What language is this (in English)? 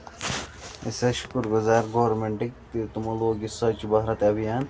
Kashmiri